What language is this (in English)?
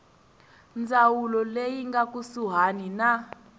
Tsonga